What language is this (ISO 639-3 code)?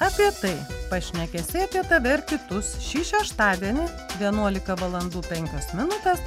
lit